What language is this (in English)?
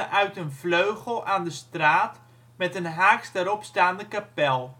Dutch